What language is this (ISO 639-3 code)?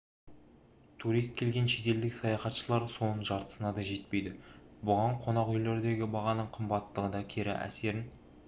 kaz